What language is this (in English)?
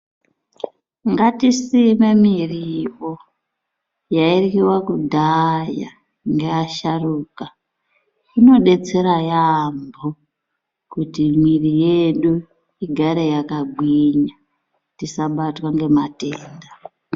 Ndau